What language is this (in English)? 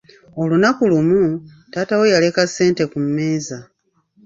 Ganda